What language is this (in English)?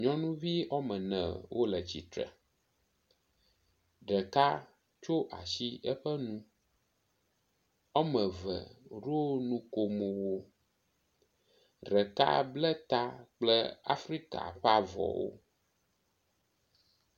Ewe